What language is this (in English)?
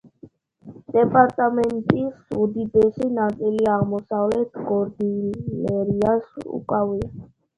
Georgian